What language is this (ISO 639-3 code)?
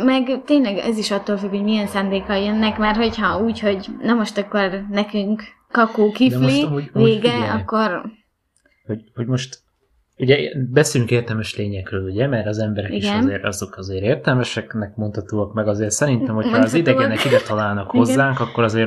hun